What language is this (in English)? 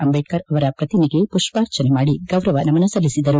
Kannada